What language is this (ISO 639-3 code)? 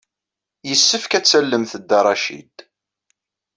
kab